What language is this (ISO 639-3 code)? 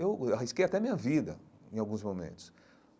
por